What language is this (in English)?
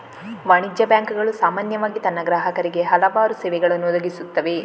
Kannada